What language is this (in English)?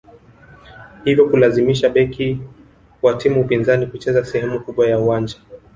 Swahili